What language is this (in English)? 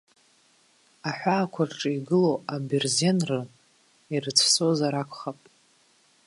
Abkhazian